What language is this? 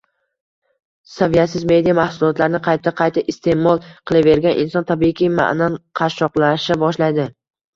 Uzbek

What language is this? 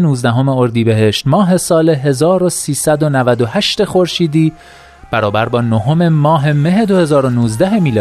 Persian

